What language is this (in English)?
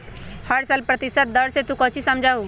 Magahi